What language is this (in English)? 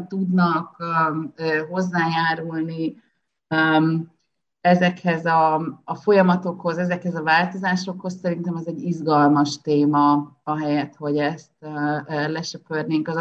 Hungarian